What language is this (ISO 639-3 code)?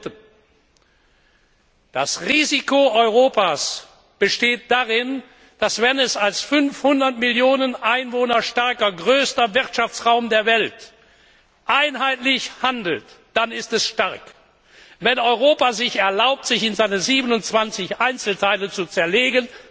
deu